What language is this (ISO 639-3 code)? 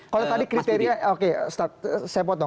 ind